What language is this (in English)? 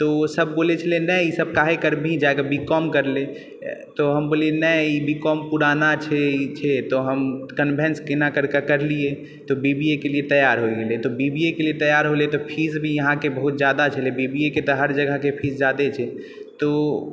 Maithili